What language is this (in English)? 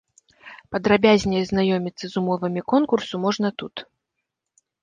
Belarusian